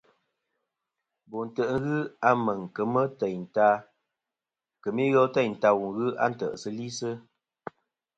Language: Kom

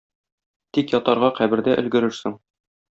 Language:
Tatar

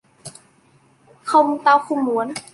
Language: Vietnamese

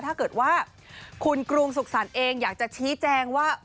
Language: Thai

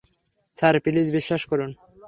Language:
Bangla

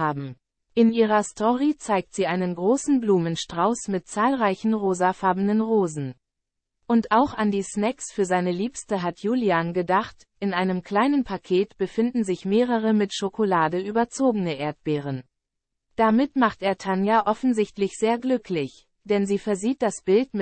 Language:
German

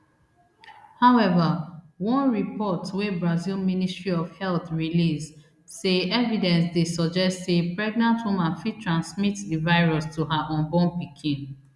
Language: Nigerian Pidgin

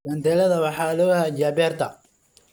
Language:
Somali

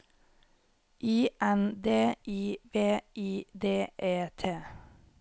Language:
Norwegian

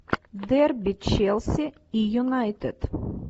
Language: Russian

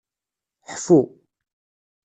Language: Kabyle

